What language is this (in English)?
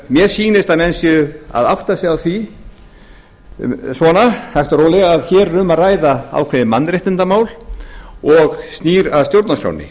Icelandic